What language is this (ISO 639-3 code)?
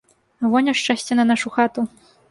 bel